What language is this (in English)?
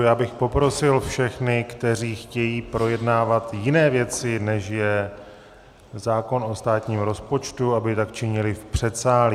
Czech